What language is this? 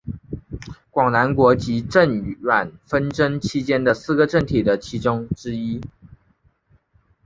Chinese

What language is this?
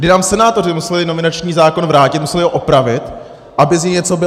Czech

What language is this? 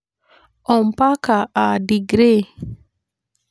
Masai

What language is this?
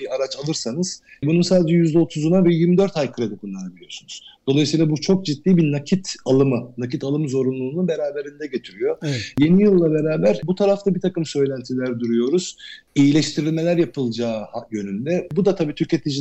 Turkish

